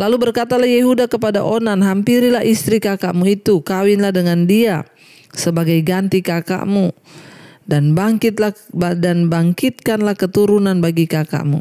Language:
Indonesian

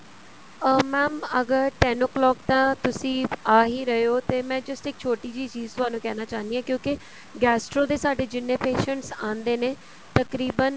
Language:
Punjabi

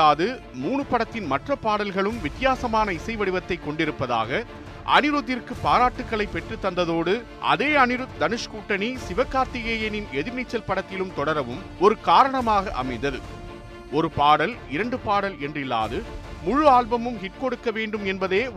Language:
Tamil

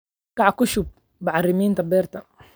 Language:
Somali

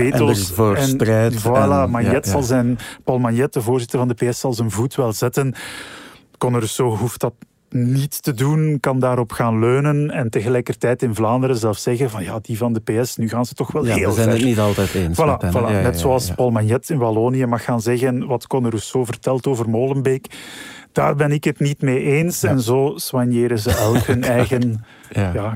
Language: Dutch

